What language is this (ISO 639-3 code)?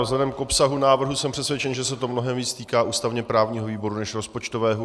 ces